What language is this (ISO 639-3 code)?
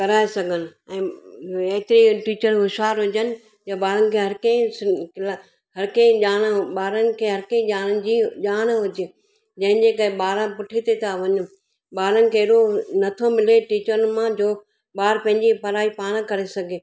snd